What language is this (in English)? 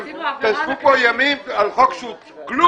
Hebrew